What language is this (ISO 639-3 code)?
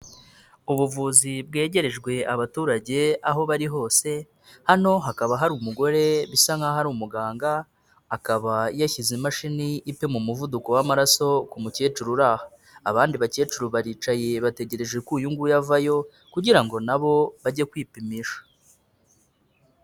kin